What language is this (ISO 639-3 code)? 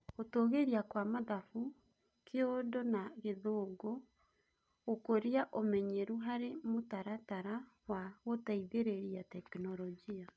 kik